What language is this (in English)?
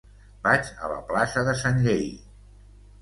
Catalan